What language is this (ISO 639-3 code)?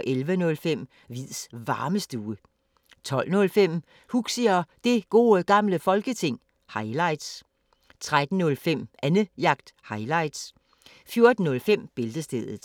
dan